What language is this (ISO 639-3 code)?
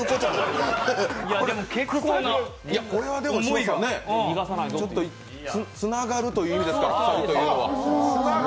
jpn